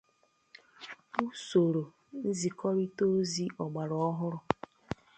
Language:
Igbo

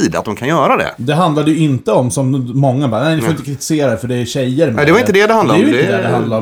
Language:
Swedish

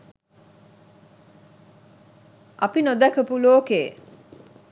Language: Sinhala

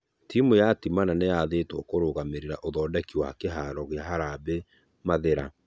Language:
Kikuyu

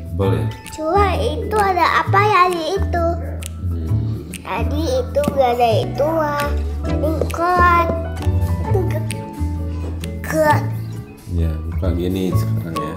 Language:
Indonesian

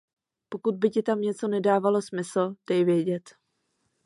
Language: Czech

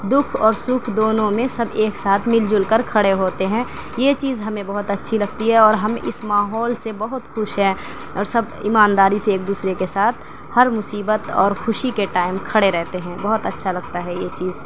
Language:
Urdu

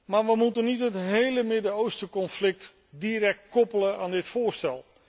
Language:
Dutch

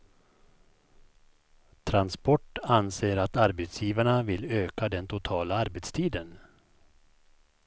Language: Swedish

